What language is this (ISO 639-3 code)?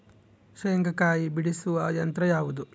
kan